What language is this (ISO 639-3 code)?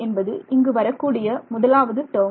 tam